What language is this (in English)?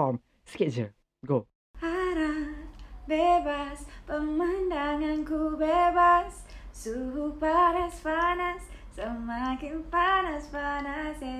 Malay